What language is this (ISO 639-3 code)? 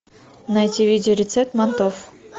rus